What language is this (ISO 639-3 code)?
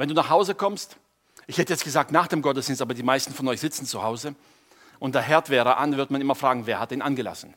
deu